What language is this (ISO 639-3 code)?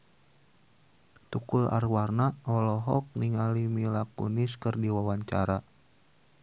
sun